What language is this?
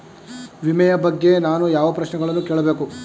Kannada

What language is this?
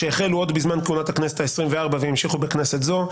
Hebrew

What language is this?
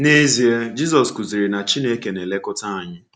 Igbo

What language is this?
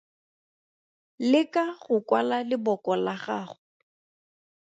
Tswana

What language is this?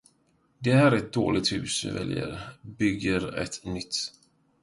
Swedish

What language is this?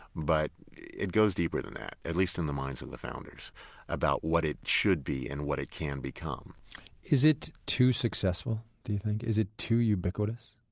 English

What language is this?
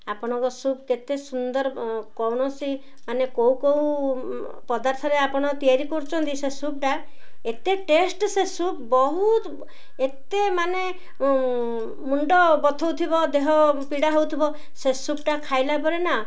Odia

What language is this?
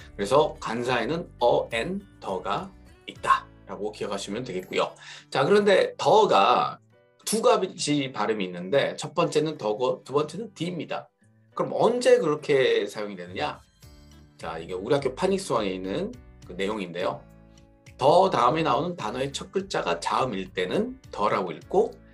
Korean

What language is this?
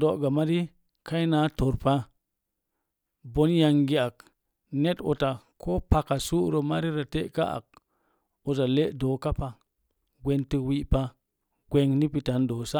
Mom Jango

